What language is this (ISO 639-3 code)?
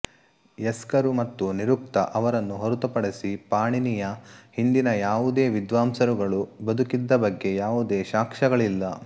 kan